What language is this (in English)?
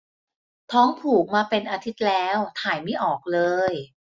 Thai